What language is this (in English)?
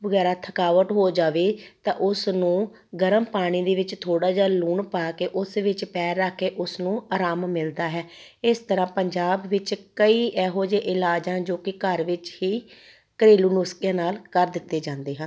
Punjabi